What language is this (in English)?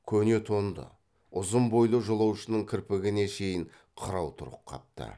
Kazakh